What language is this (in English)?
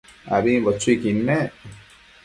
Matsés